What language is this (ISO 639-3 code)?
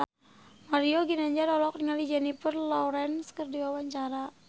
sun